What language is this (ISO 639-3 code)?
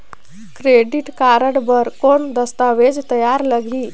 hne